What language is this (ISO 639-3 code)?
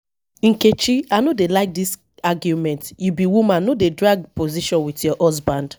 pcm